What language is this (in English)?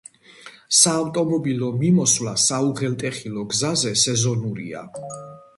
Georgian